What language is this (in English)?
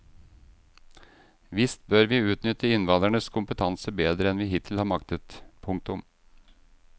Norwegian